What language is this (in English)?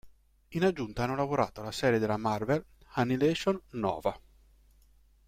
Italian